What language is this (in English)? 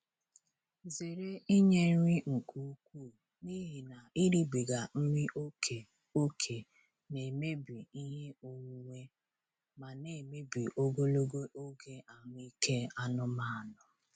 Igbo